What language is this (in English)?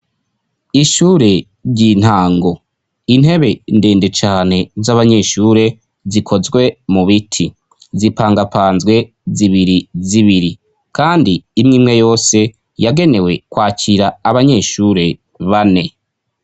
Rundi